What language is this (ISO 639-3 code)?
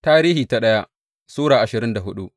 hau